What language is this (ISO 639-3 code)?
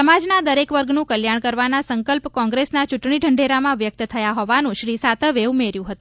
guj